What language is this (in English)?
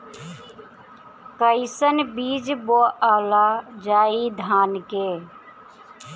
Bhojpuri